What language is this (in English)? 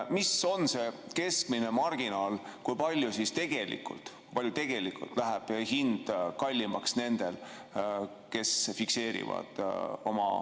Estonian